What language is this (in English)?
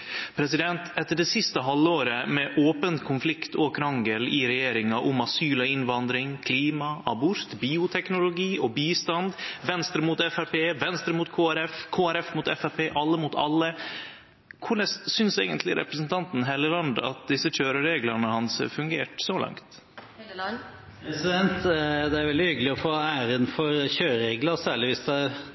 Norwegian